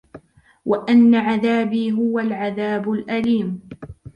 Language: Arabic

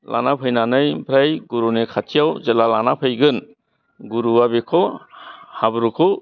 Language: Bodo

